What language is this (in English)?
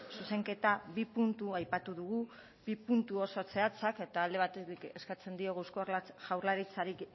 Basque